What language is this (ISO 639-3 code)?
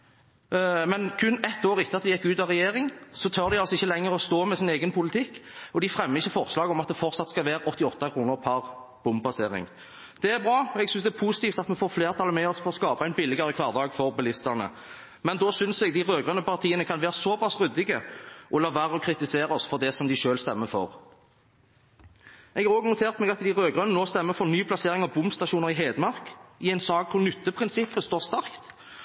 nob